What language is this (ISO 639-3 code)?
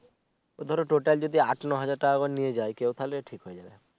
ben